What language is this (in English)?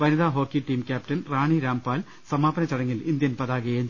Malayalam